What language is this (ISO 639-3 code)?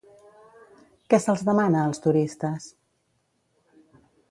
cat